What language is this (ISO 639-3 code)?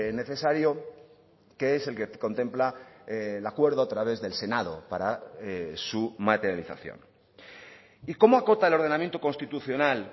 spa